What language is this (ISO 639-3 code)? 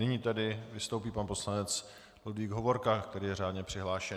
ces